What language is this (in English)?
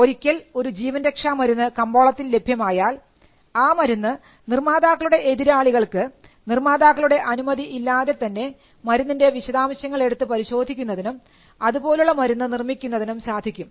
Malayalam